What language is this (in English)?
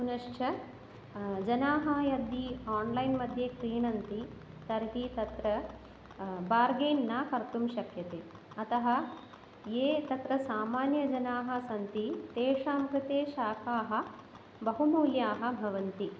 Sanskrit